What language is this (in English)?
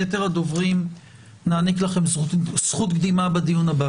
Hebrew